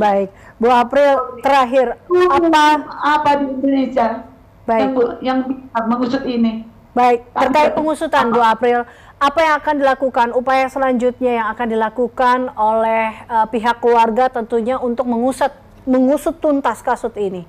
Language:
Indonesian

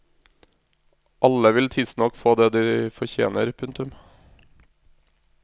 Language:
Norwegian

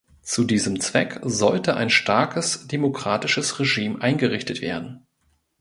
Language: German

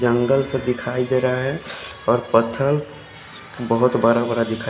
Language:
Hindi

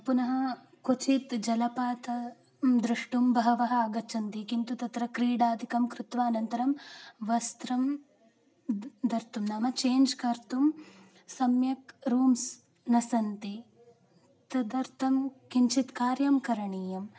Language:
Sanskrit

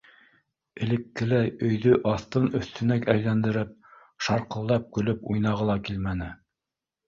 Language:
Bashkir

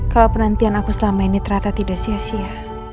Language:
Indonesian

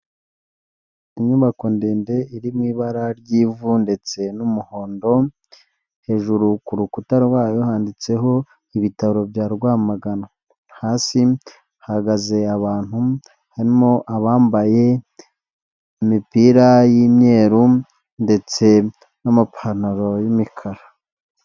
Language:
Kinyarwanda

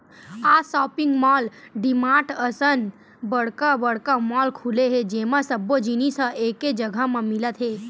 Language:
Chhattisgarhi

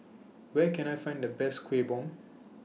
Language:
English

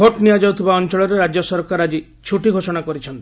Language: Odia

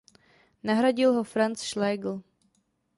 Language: Czech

